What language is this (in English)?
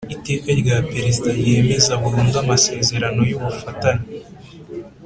Kinyarwanda